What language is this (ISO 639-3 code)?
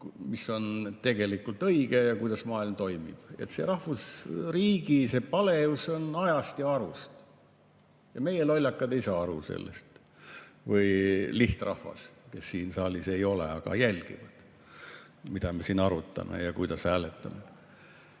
est